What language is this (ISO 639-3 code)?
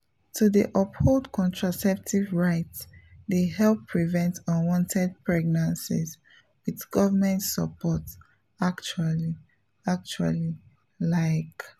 pcm